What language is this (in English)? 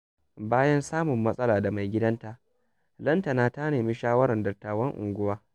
Hausa